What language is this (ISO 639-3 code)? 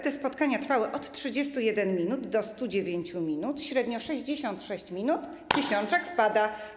pol